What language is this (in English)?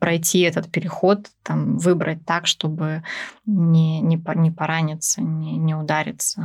Russian